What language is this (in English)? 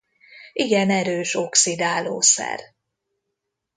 Hungarian